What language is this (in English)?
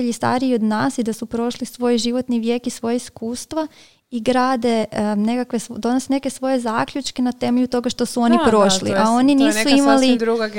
Croatian